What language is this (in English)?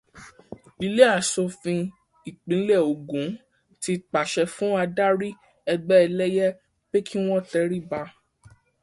Yoruba